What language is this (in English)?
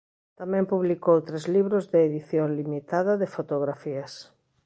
Galician